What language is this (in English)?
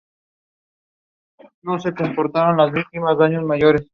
Spanish